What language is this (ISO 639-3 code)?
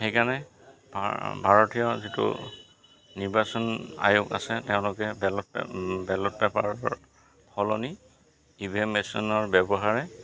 asm